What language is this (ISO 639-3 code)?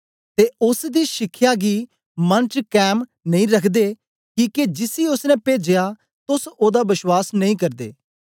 doi